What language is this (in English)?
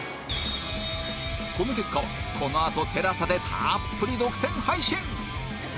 Japanese